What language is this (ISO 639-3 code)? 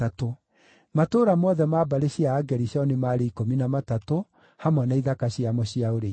kik